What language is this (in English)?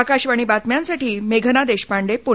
Marathi